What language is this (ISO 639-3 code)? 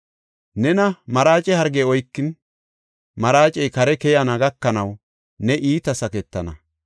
gof